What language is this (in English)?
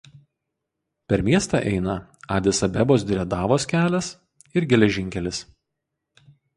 Lithuanian